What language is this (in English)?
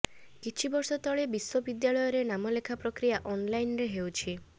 Odia